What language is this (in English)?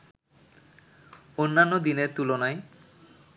Bangla